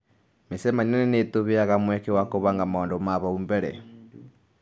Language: Kikuyu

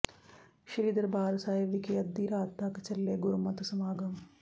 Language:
Punjabi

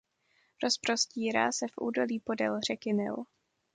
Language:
Czech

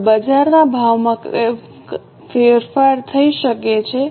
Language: Gujarati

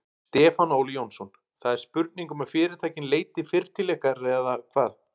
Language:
Icelandic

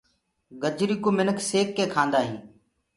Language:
Gurgula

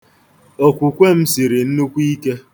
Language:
Igbo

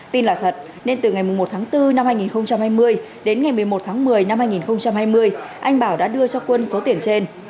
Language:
Vietnamese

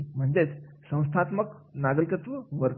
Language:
Marathi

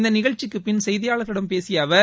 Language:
Tamil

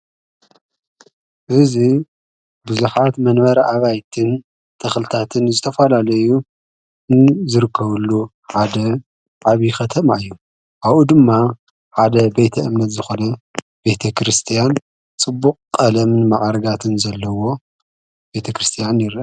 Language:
Tigrinya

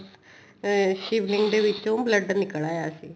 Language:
Punjabi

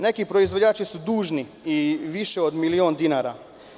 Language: Serbian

